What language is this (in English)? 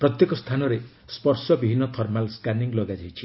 Odia